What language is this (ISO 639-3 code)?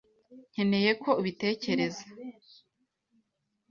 kin